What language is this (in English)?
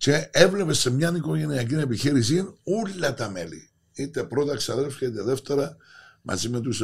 Greek